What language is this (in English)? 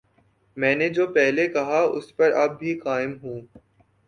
Urdu